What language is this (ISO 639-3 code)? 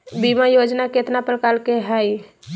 mag